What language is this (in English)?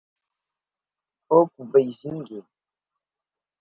Portuguese